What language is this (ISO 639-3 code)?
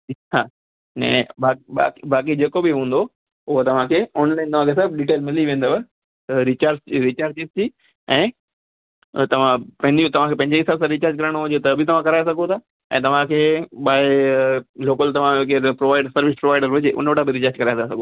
snd